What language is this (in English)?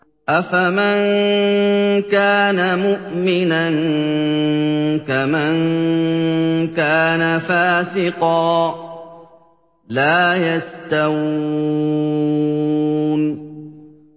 Arabic